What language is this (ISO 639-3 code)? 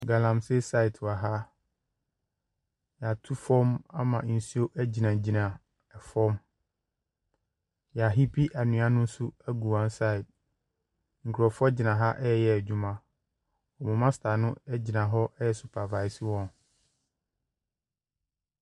aka